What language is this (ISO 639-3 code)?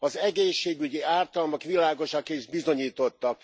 hun